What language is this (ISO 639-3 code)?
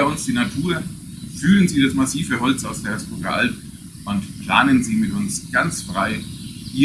deu